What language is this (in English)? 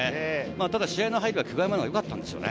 Japanese